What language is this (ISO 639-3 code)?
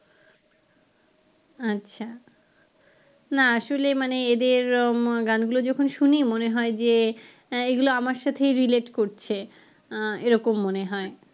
ben